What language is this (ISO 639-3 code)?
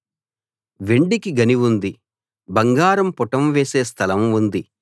tel